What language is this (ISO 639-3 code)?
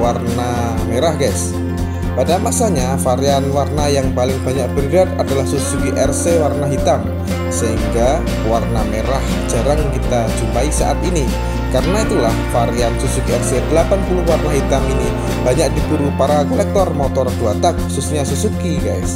ind